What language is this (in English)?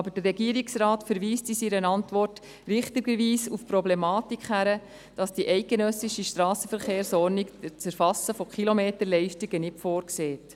Swiss German